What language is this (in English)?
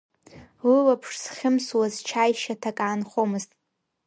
Abkhazian